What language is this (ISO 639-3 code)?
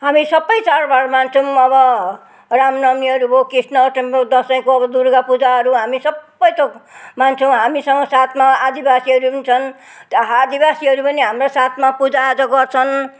nep